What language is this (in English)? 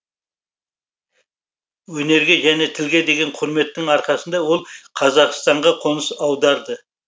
Kazakh